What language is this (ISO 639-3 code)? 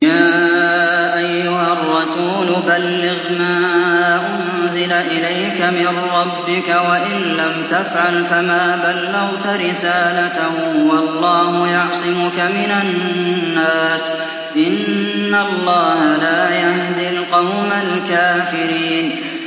ara